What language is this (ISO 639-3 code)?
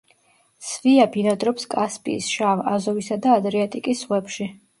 kat